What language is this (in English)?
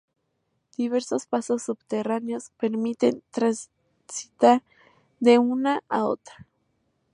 Spanish